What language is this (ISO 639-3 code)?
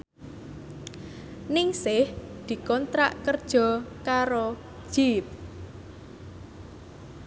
jav